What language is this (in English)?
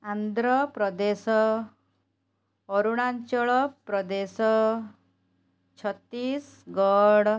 Odia